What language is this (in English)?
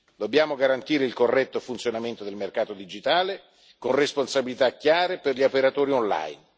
Italian